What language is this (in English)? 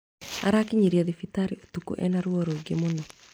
Kikuyu